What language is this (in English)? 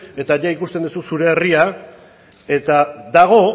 Basque